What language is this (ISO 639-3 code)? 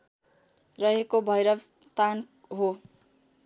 nep